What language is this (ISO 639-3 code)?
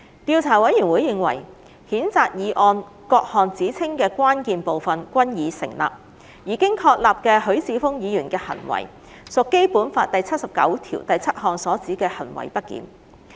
yue